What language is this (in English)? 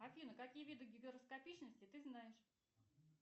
Russian